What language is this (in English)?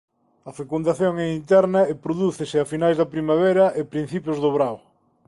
Galician